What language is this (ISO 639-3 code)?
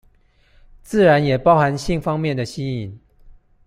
zho